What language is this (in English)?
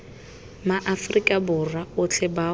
Tswana